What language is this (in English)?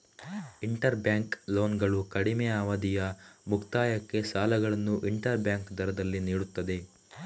Kannada